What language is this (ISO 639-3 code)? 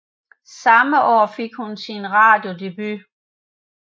dan